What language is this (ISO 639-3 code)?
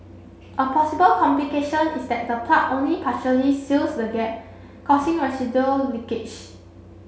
eng